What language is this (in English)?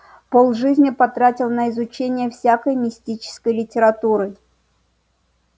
Russian